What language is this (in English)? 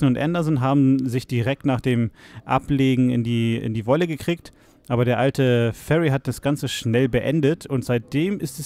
German